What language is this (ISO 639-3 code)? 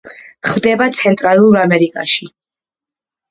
kat